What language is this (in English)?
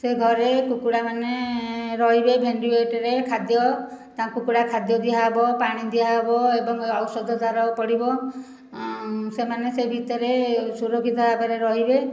Odia